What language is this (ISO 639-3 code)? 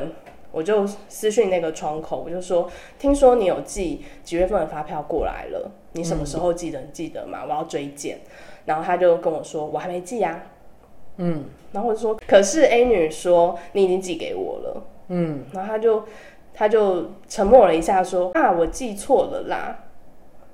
zho